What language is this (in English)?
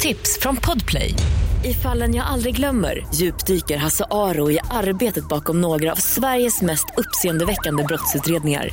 Swedish